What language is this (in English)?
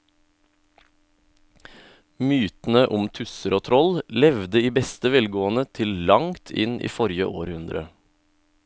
Norwegian